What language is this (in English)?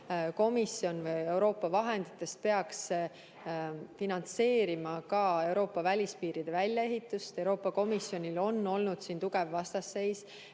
Estonian